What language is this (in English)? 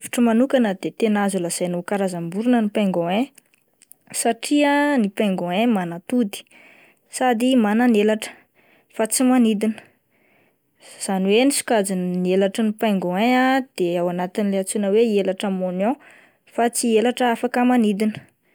Malagasy